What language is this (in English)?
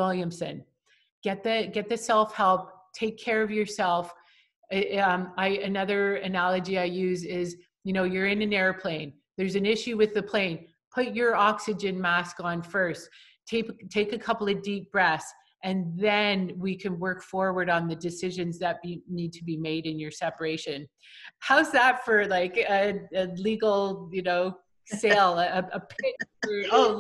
English